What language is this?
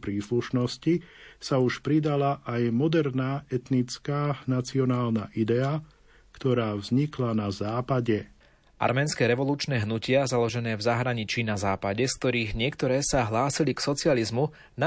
Slovak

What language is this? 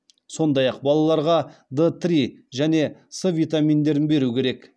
Kazakh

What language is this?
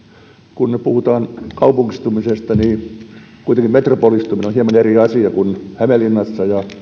Finnish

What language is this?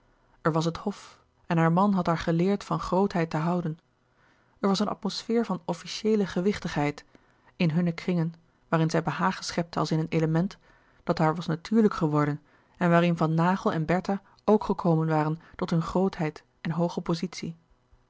Dutch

